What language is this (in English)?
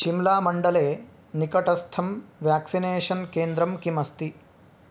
Sanskrit